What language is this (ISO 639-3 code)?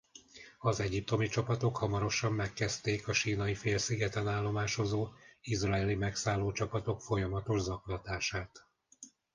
hun